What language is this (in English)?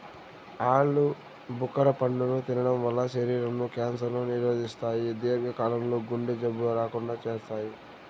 Telugu